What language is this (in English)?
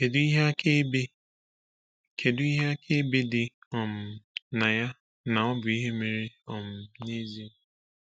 Igbo